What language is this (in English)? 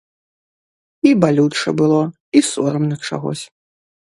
Belarusian